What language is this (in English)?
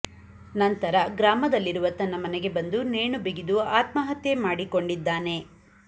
Kannada